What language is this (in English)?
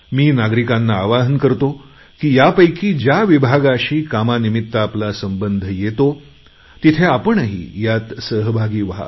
Marathi